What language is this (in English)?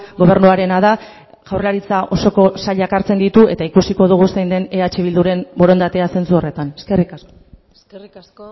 Basque